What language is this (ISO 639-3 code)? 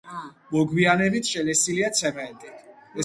kat